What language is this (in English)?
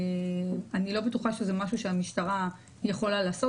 Hebrew